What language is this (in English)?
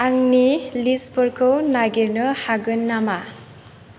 Bodo